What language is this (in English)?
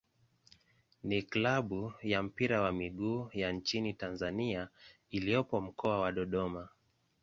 Swahili